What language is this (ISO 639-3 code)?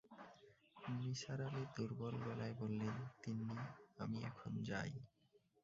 ben